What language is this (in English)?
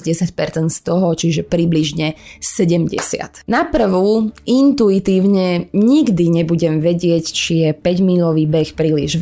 Slovak